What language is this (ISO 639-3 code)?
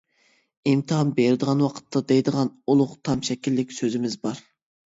uig